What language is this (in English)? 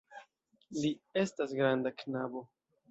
Esperanto